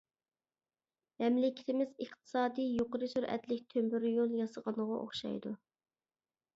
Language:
Uyghur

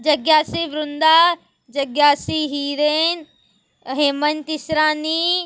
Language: Sindhi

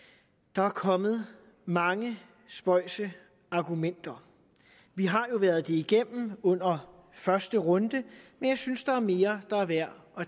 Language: Danish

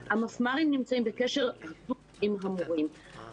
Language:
Hebrew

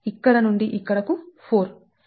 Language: Telugu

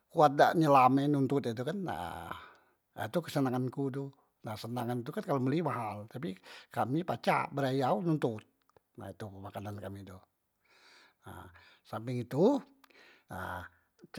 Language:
Musi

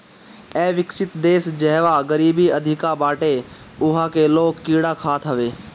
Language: Bhojpuri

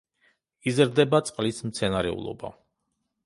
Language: Georgian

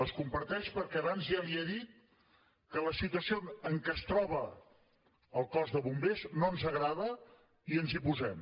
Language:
Catalan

